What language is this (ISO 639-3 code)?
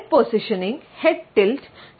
mal